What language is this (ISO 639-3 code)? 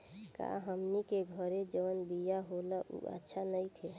bho